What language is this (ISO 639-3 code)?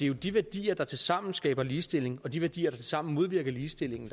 dan